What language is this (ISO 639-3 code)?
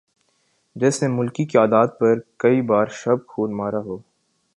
urd